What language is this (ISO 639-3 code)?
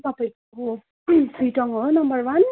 nep